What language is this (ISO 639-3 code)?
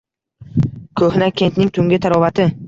uzb